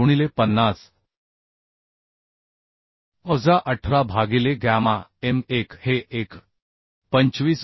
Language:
Marathi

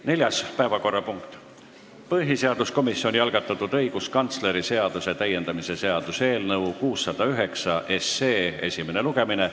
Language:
Estonian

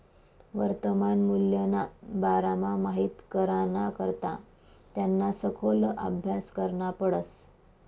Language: Marathi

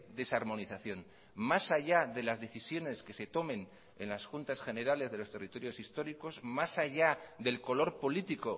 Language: Spanish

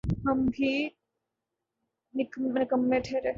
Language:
Urdu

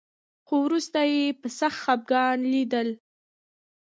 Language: Pashto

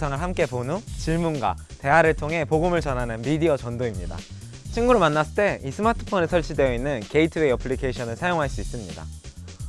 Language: Korean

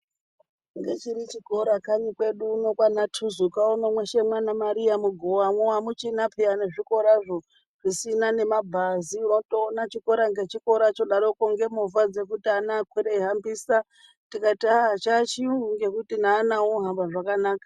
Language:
Ndau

